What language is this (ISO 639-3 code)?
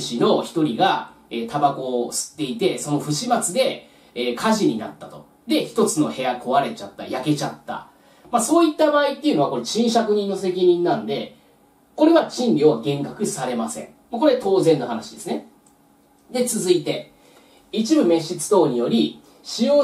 jpn